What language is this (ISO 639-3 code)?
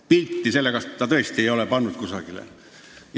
est